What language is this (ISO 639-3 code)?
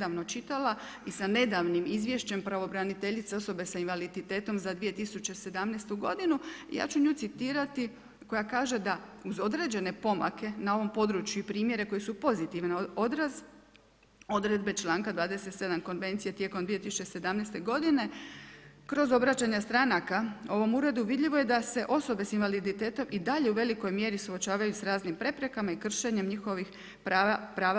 hrv